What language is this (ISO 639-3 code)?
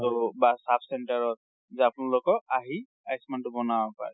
asm